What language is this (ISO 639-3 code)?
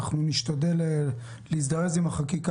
heb